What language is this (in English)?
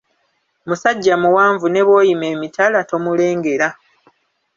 Ganda